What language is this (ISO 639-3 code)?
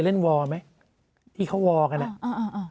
tha